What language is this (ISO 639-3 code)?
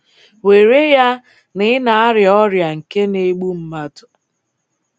ibo